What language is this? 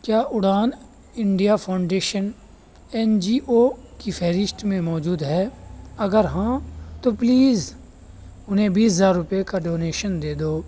Urdu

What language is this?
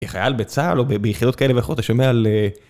Hebrew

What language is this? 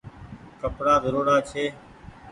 Goaria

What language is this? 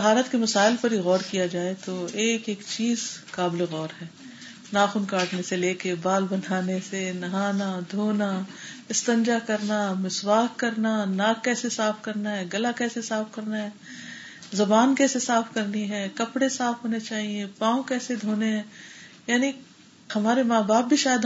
Urdu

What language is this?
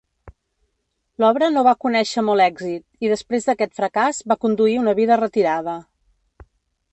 Catalan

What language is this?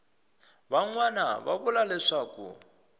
Tsonga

